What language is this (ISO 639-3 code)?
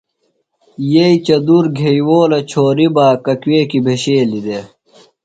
phl